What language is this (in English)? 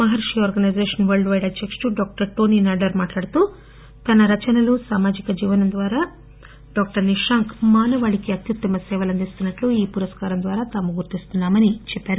Telugu